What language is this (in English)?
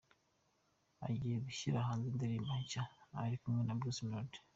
Kinyarwanda